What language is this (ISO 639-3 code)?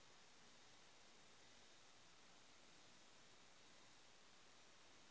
mag